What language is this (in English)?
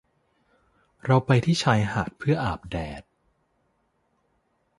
Thai